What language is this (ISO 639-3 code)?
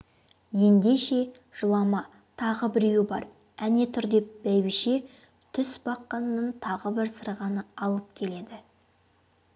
kaz